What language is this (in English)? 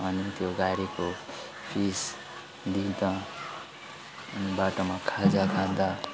Nepali